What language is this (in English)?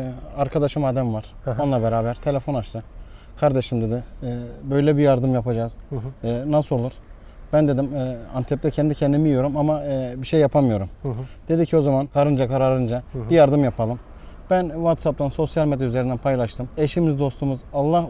Turkish